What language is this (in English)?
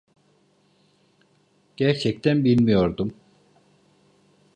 Turkish